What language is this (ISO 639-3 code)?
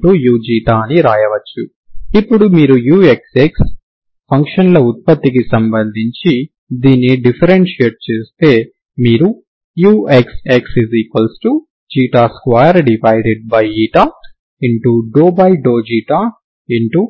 tel